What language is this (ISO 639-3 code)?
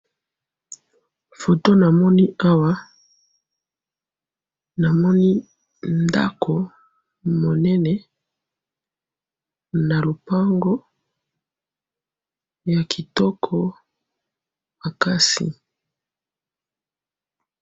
lin